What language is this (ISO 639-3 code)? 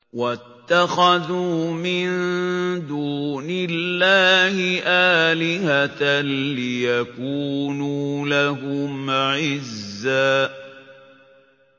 ara